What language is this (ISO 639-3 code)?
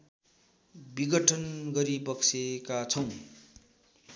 nep